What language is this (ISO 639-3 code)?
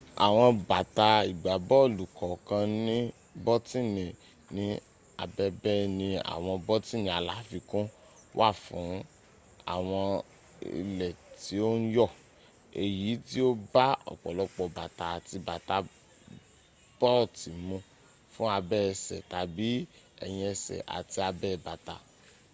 yor